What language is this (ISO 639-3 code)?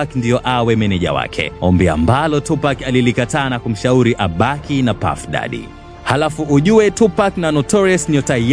swa